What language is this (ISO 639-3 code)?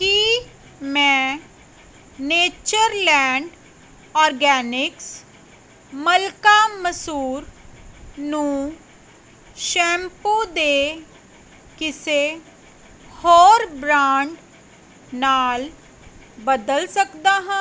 pan